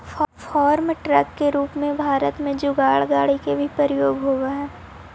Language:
Magahi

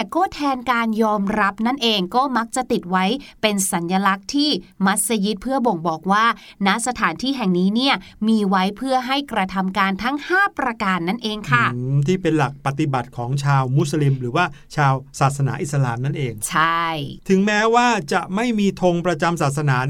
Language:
Thai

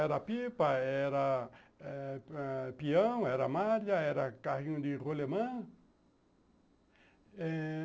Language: Portuguese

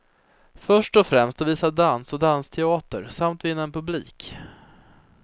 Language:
Swedish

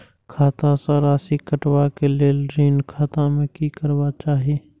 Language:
Maithili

